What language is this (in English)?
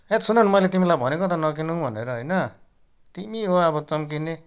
Nepali